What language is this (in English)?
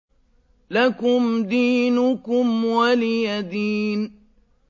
Arabic